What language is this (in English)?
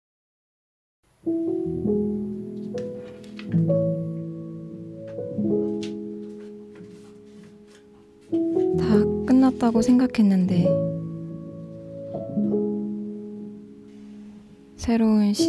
Korean